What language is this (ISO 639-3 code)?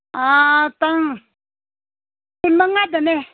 mni